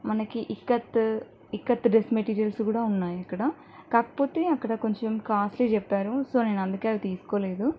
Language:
Telugu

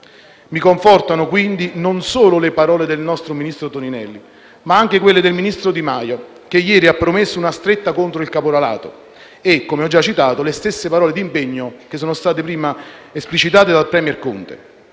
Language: Italian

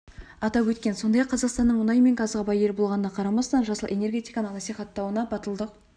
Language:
Kazakh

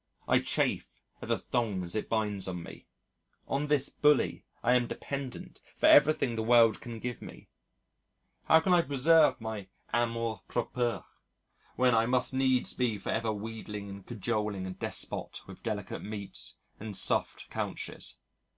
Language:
English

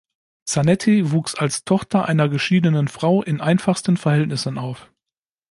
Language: German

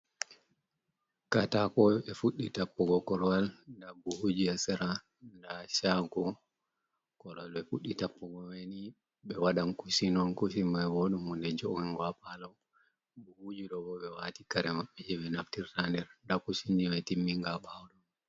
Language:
Fula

